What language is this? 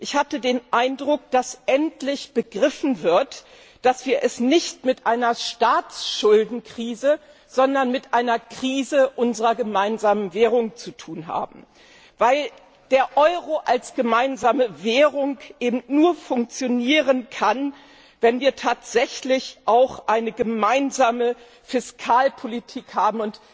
German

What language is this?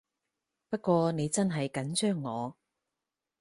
Cantonese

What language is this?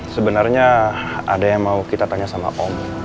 Indonesian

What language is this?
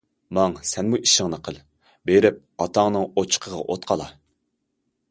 Uyghur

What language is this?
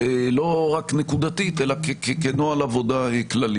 Hebrew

